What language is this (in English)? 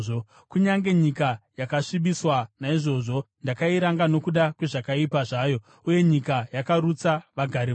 Shona